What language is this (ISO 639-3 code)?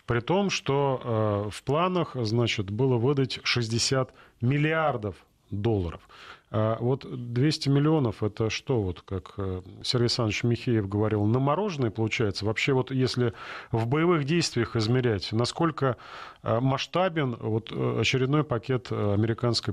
rus